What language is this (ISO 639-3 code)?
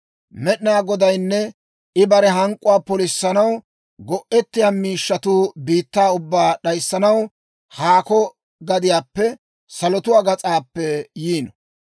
dwr